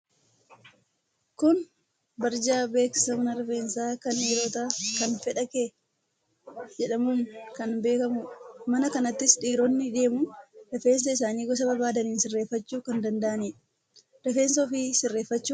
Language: Oromo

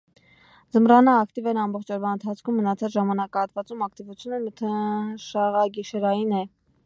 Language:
Armenian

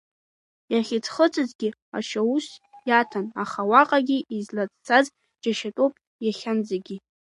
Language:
Abkhazian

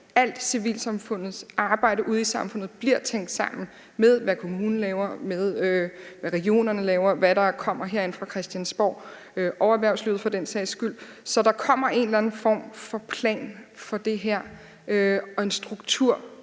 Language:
Danish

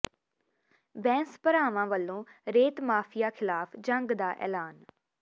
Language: Punjabi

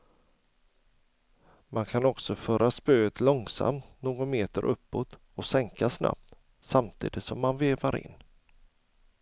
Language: Swedish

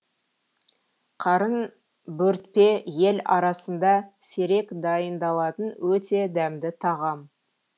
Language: Kazakh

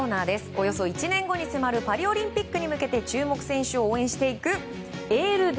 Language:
Japanese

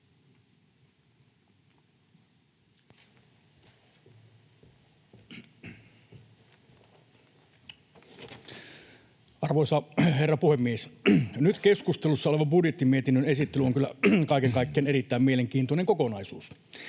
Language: Finnish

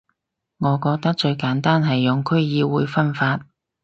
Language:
Cantonese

